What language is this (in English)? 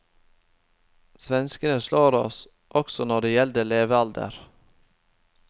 Norwegian